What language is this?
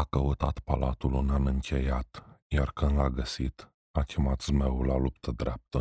Romanian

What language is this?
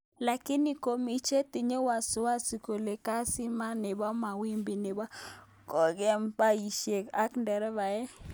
Kalenjin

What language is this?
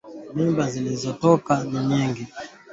Swahili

